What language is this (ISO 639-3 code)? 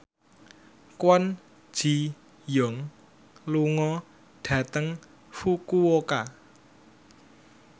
jav